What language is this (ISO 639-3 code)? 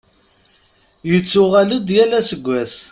kab